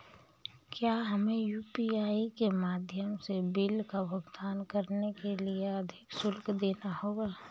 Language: Hindi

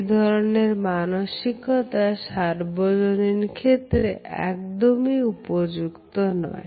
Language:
Bangla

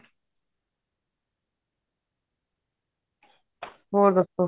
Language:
Punjabi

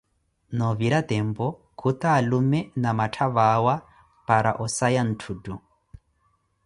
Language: Koti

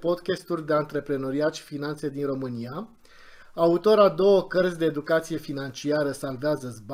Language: Romanian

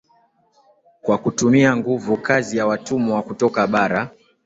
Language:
Swahili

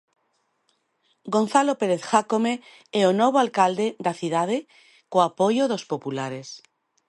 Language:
Galician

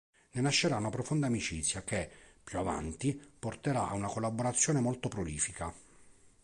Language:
Italian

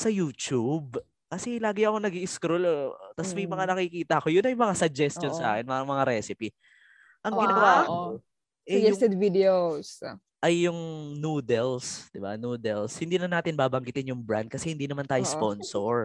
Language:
Filipino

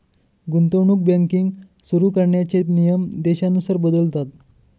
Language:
Marathi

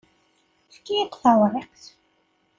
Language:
Kabyle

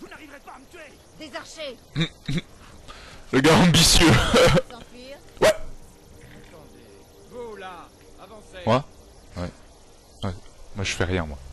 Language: French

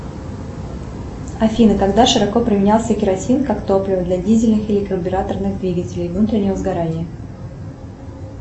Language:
Russian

